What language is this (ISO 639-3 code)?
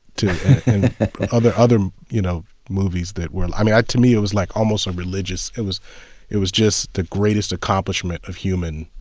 eng